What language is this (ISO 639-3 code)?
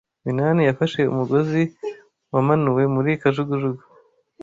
kin